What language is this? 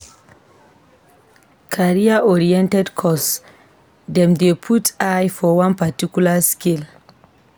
Nigerian Pidgin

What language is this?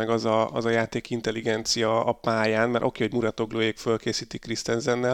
Hungarian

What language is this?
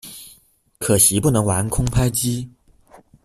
Chinese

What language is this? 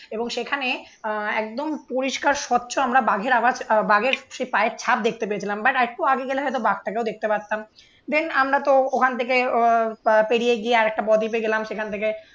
Bangla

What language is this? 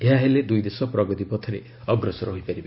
Odia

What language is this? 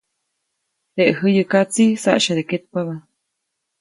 Copainalá Zoque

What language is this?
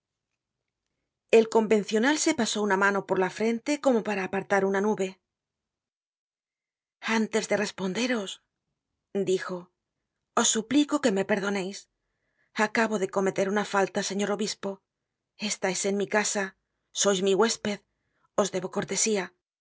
Spanish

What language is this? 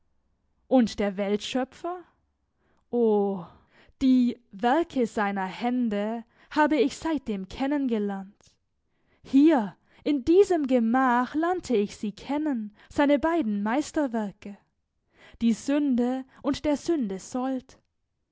German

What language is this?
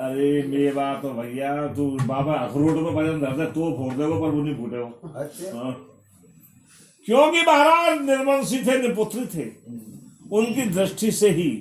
Hindi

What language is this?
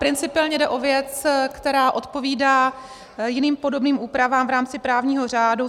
Czech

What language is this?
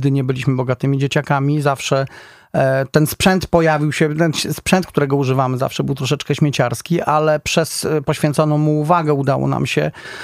Polish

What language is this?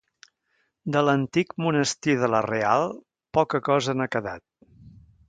Catalan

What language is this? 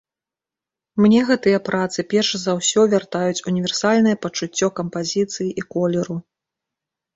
Belarusian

